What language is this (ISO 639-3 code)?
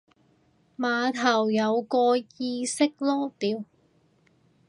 yue